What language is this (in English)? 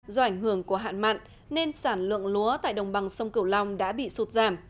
Vietnamese